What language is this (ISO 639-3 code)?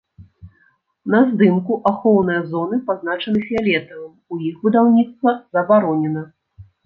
bel